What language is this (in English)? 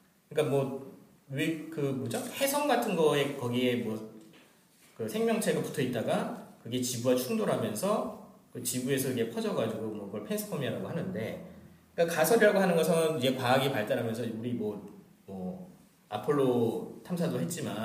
Korean